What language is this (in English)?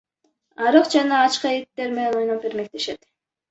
Kyrgyz